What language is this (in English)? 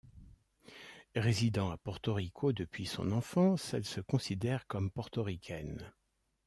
French